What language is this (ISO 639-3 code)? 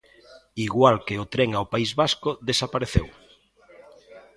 glg